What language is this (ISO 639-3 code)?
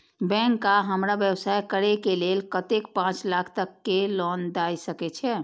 mai